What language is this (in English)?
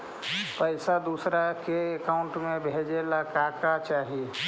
Magahi